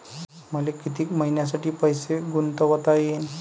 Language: Marathi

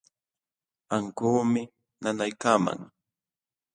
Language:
Jauja Wanca Quechua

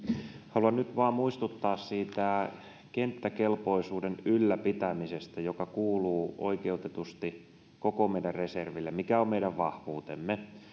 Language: Finnish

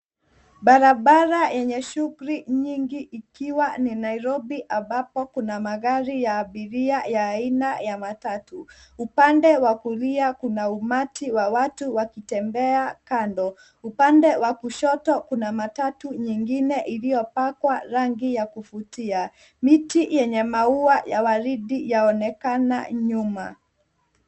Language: Swahili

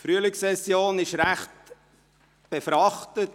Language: Swiss German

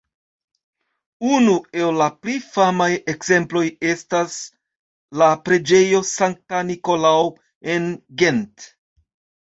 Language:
Esperanto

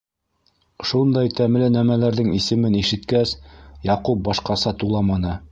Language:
Bashkir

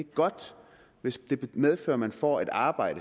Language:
Danish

